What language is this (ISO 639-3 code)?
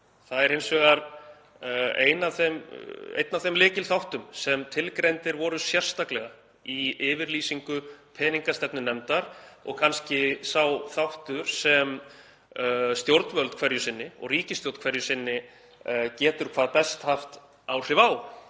isl